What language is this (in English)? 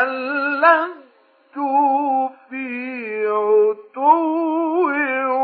Arabic